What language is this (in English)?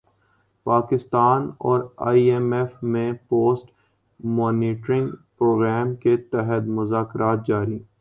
Urdu